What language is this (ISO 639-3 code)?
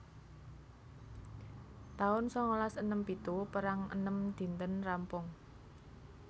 jav